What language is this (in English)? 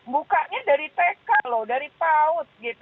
Indonesian